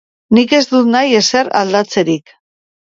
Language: Basque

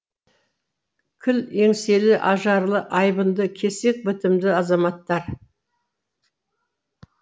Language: Kazakh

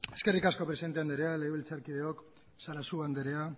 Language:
Basque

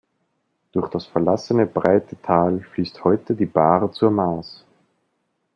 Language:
German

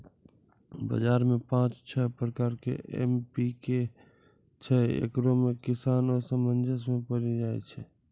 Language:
Maithili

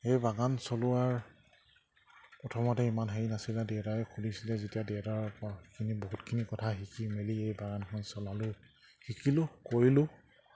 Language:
Assamese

